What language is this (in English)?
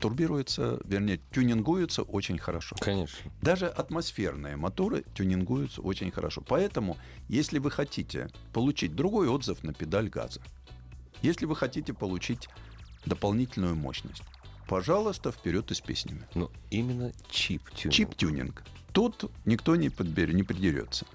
Russian